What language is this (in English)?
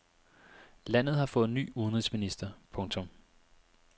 Danish